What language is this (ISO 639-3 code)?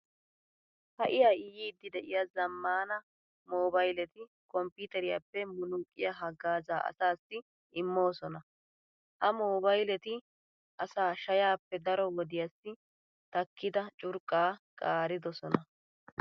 wal